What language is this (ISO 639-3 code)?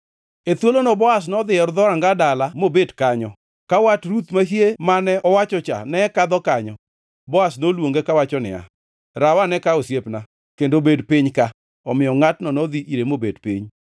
luo